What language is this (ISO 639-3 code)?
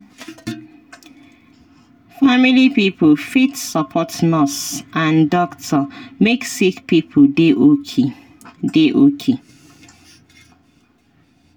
pcm